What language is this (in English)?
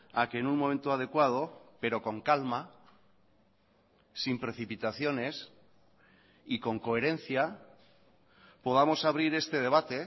Spanish